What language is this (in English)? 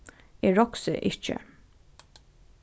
Faroese